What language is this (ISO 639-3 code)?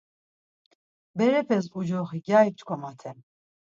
lzz